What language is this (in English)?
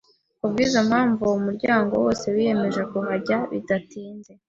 Kinyarwanda